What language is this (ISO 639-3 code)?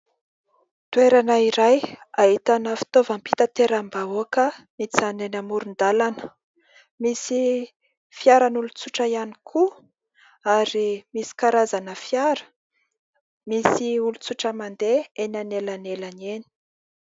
mlg